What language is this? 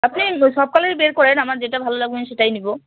Bangla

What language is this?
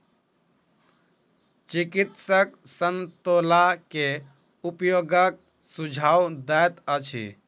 Maithili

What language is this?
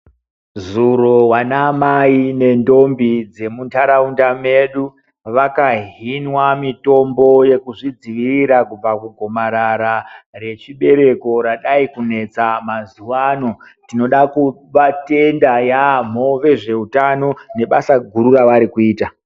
Ndau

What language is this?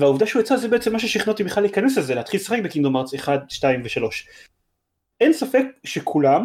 Hebrew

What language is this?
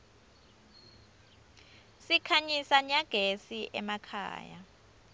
Swati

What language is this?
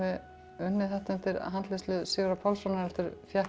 Icelandic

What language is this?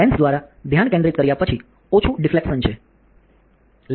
Gujarati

